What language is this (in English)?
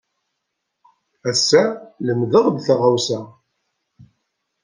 Kabyle